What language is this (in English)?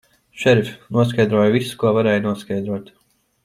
Latvian